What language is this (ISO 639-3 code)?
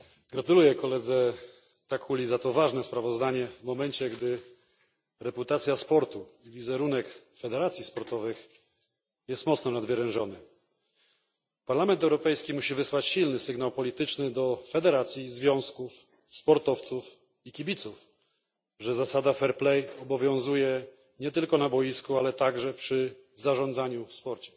pol